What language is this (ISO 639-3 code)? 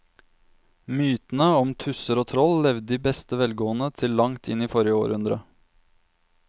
nor